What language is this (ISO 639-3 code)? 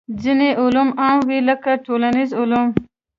pus